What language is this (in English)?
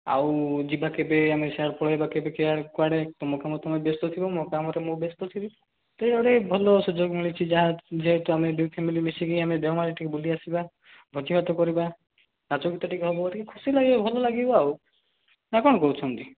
Odia